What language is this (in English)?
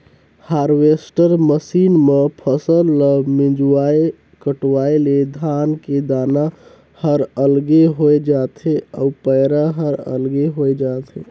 Chhattisgarhi